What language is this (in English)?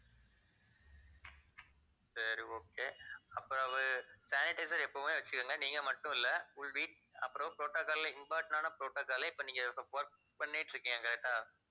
Tamil